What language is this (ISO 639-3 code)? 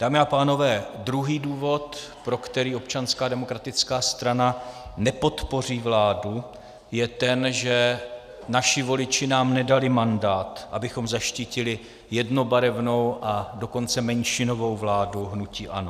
ces